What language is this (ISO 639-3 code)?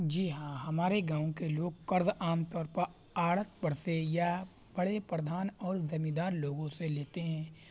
urd